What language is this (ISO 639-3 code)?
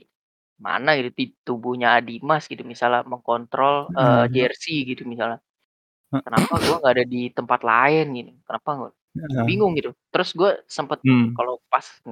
ind